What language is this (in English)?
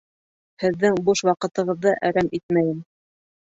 Bashkir